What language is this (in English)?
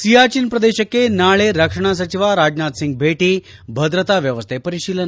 Kannada